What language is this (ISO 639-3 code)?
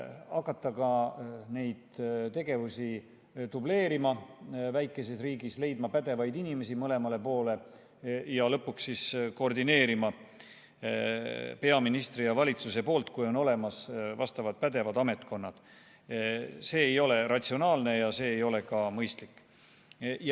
est